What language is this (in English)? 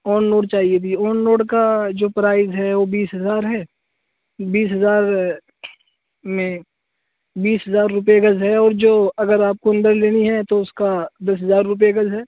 Urdu